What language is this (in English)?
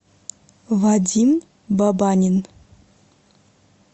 Russian